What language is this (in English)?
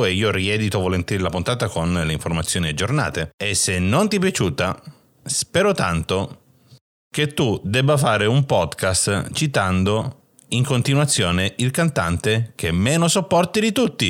Italian